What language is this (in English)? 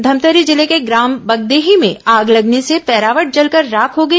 Hindi